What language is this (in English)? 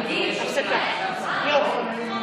Hebrew